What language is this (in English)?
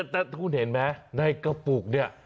Thai